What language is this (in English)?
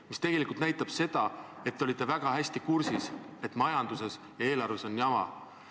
Estonian